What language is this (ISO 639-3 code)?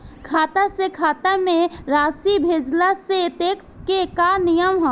bho